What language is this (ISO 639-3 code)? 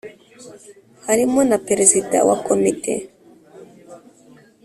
kin